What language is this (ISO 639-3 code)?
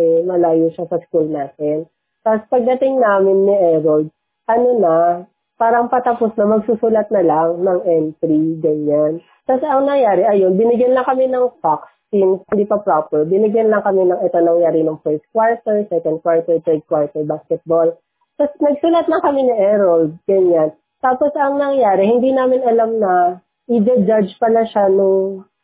fil